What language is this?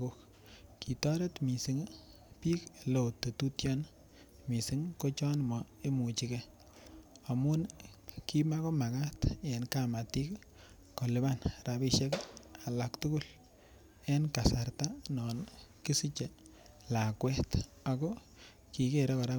Kalenjin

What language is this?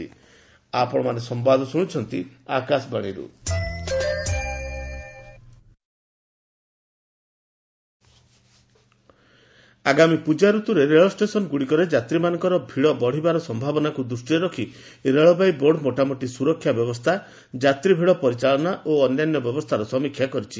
Odia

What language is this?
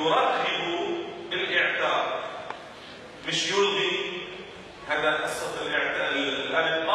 Arabic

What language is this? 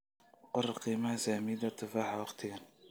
Somali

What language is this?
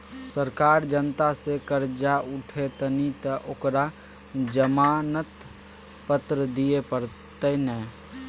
Maithili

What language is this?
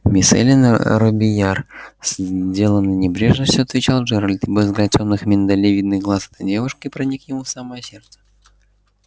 Russian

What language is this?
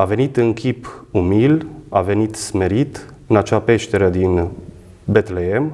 Romanian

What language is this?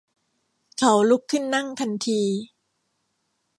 Thai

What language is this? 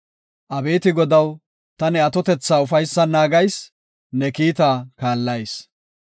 Gofa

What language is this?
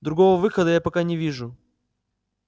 Russian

